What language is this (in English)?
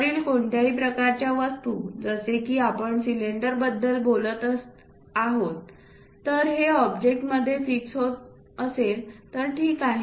Marathi